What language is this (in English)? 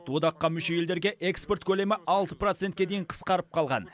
Kazakh